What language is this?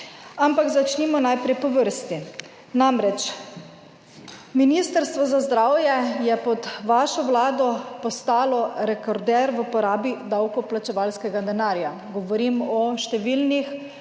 Slovenian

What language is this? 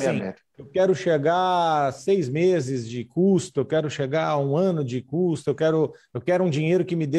Portuguese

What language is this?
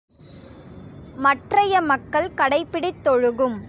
Tamil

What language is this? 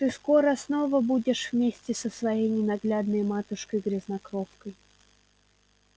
Russian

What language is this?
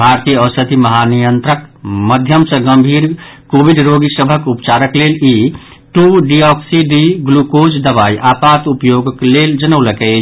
Maithili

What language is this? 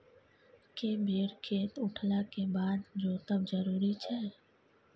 Maithili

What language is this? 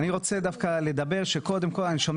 Hebrew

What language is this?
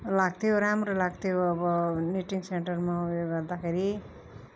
Nepali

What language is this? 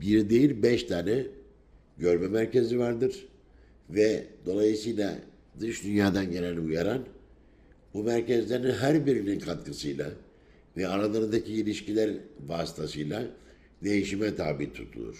Turkish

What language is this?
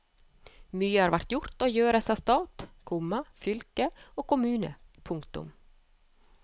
Norwegian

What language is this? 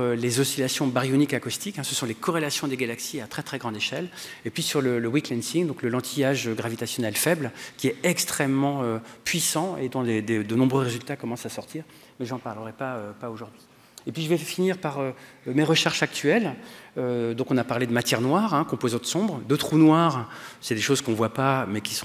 French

